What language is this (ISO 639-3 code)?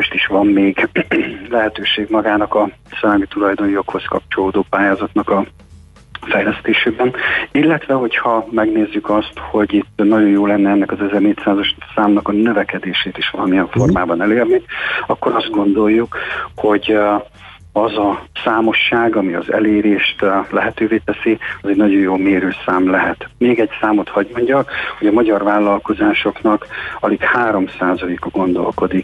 hun